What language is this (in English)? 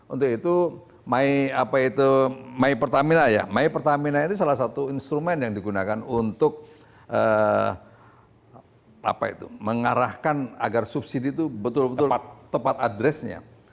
Indonesian